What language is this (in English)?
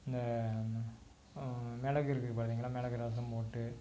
Tamil